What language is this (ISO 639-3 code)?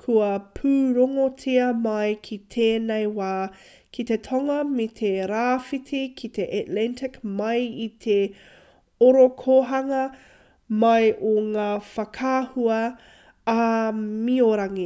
mri